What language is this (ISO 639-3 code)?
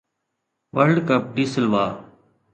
snd